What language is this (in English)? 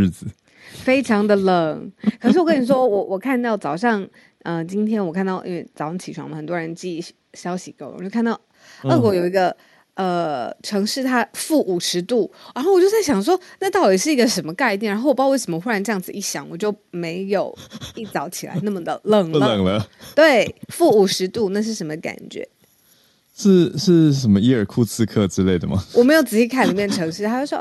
Chinese